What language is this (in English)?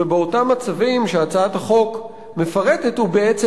Hebrew